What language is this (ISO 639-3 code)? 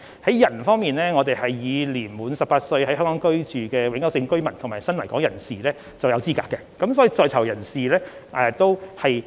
yue